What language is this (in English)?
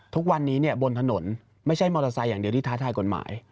Thai